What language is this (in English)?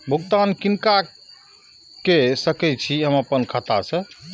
Maithili